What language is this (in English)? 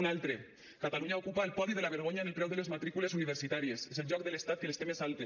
Catalan